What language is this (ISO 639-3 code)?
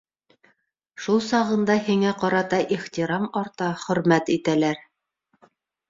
bak